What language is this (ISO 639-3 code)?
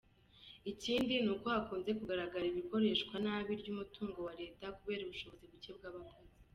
kin